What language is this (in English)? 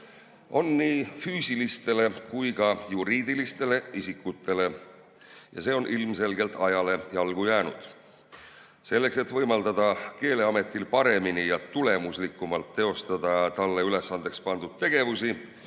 Estonian